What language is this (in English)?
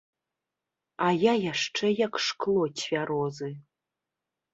Belarusian